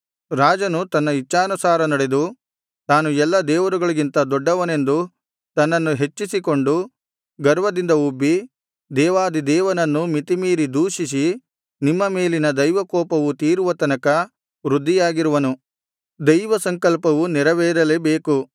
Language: Kannada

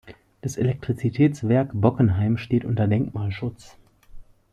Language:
German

